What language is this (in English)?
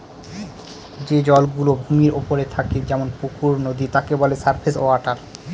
Bangla